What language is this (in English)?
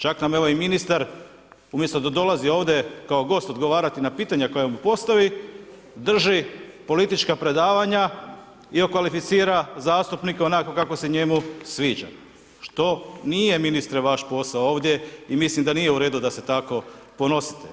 Croatian